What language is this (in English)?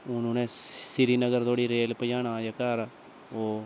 Dogri